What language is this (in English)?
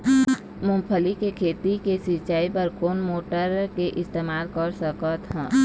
Chhattisgarhi